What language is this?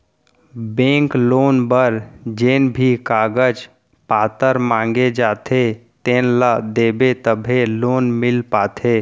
Chhattisgarhi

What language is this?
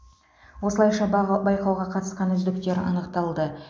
Kazakh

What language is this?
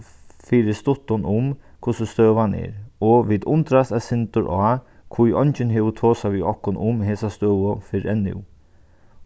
Faroese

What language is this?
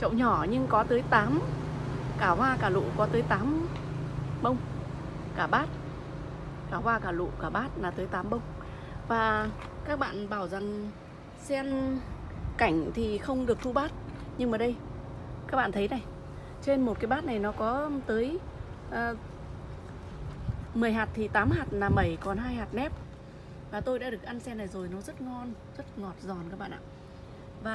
Vietnamese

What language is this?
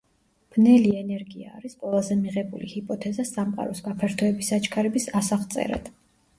Georgian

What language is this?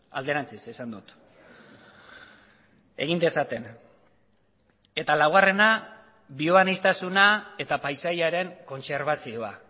Basque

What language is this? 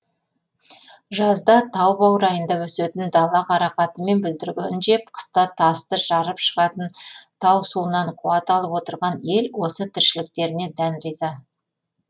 Kazakh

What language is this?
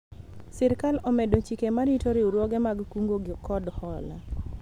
Luo (Kenya and Tanzania)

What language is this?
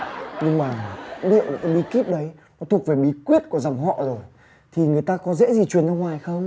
Vietnamese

